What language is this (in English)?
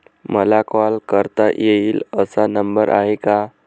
Marathi